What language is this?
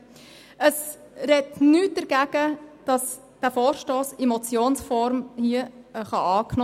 Swiss German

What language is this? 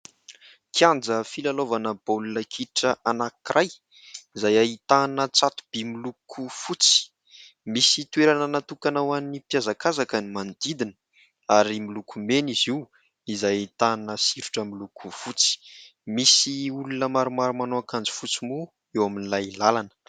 Malagasy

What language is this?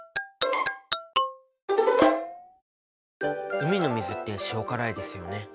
Japanese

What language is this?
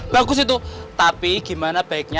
Indonesian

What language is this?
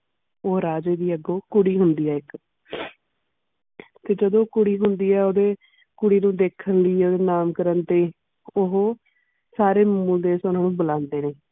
Punjabi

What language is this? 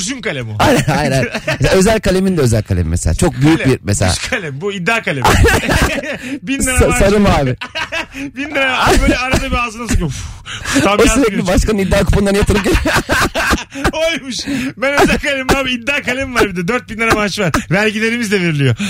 Turkish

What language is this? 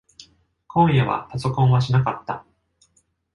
Japanese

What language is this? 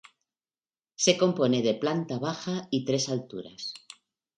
Spanish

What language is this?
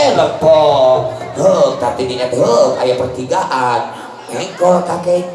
Indonesian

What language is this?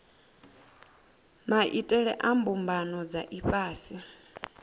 Venda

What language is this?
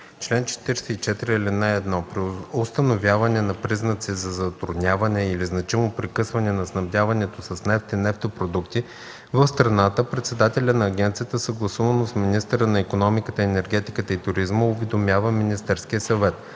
Bulgarian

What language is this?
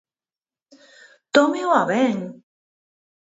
Galician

